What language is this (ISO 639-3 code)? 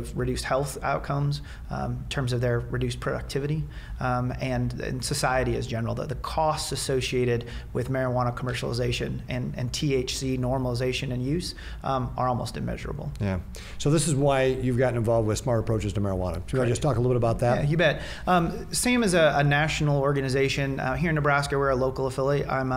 eng